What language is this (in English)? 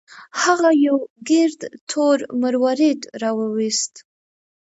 Pashto